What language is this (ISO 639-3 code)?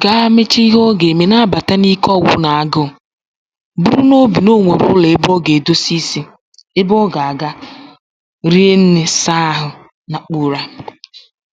ibo